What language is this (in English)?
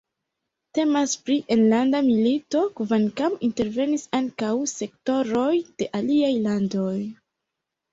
Esperanto